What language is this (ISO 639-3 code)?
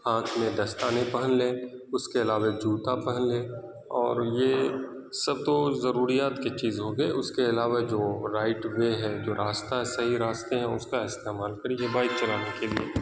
urd